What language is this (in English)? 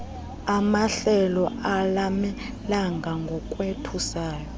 Xhosa